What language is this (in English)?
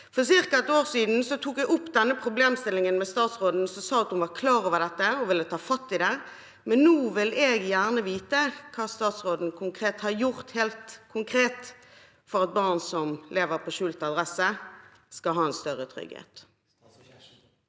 Norwegian